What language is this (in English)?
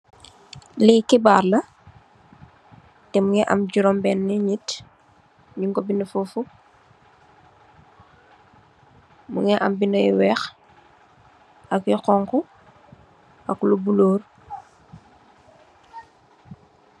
Wolof